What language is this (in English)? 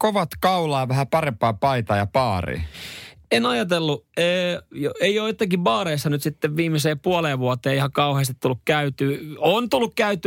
Finnish